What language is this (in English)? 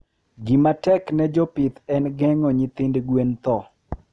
Luo (Kenya and Tanzania)